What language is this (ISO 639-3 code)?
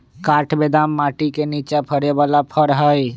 mag